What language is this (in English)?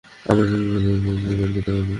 Bangla